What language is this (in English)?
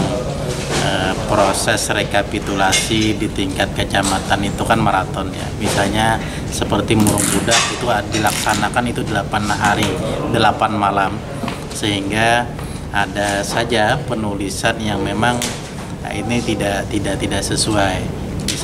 Indonesian